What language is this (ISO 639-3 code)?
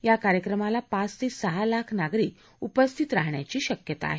mar